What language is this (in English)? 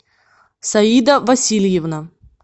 Russian